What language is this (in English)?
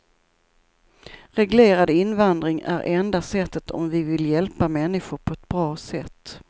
Swedish